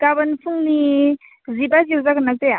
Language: Bodo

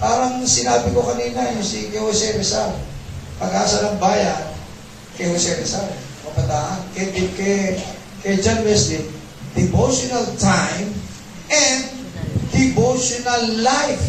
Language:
Filipino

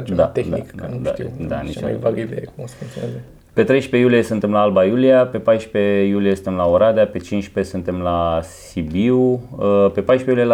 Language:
Romanian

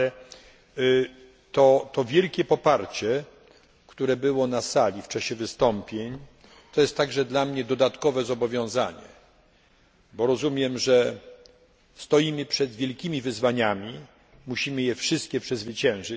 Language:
Polish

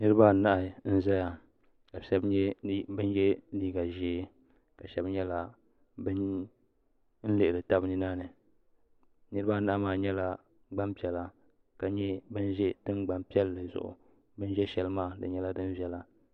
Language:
Dagbani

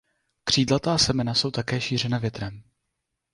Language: Czech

